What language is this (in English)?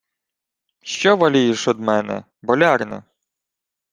Ukrainian